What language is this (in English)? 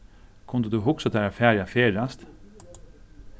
Faroese